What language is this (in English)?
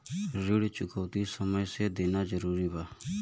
Bhojpuri